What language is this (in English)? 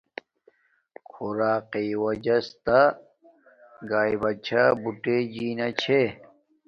Domaaki